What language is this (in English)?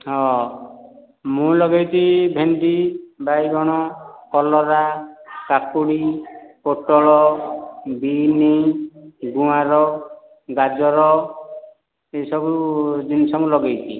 Odia